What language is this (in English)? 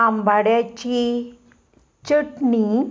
Konkani